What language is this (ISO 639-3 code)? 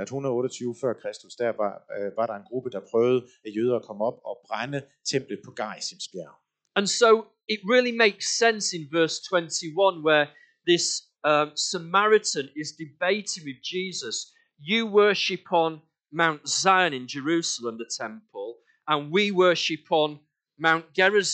dan